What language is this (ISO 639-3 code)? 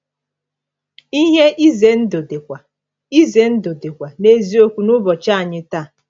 ibo